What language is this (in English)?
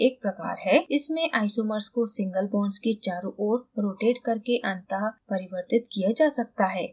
Hindi